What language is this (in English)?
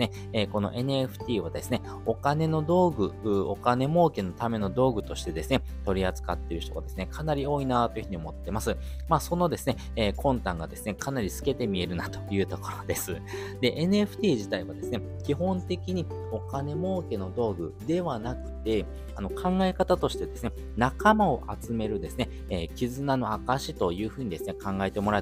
Japanese